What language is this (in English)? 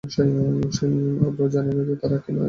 Bangla